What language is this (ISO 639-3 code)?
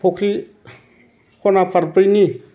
brx